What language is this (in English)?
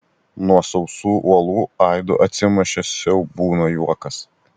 Lithuanian